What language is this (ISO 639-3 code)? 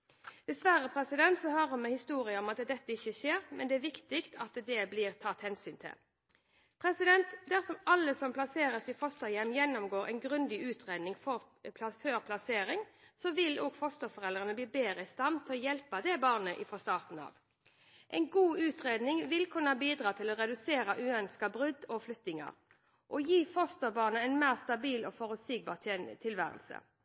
nob